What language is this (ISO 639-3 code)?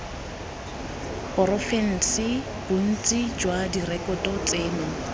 tsn